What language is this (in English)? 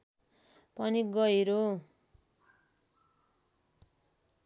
Nepali